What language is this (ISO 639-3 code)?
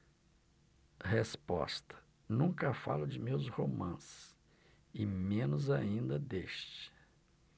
por